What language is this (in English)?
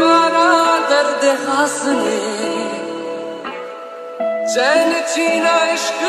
Arabic